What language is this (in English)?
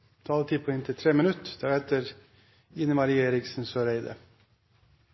Norwegian Nynorsk